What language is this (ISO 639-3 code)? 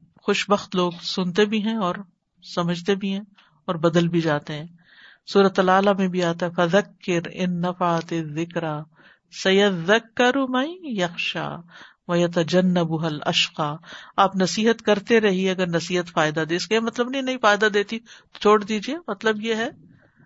urd